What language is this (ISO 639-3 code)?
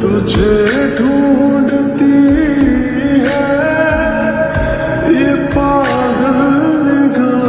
hin